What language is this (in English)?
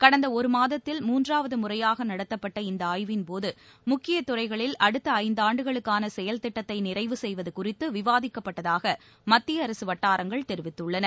Tamil